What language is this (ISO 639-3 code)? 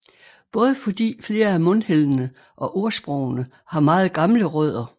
dan